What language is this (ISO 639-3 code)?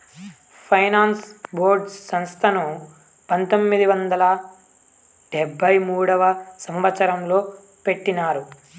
tel